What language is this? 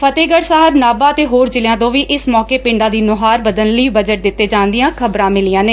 Punjabi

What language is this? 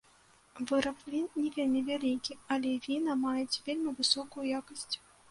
Belarusian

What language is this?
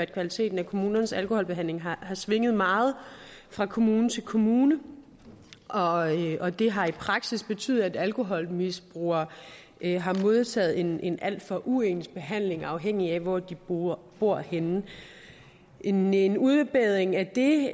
Danish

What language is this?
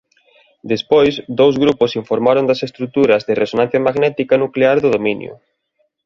Galician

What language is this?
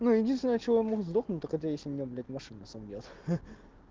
Russian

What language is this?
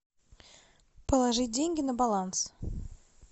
Russian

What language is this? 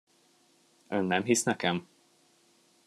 Hungarian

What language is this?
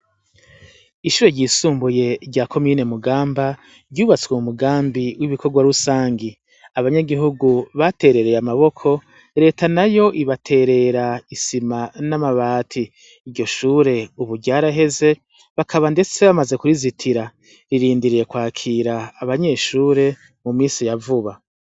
Rundi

